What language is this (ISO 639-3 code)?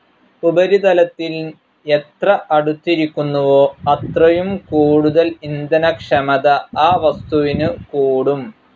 mal